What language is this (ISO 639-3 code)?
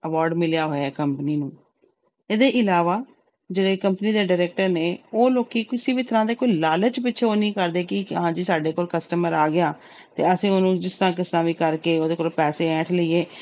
pan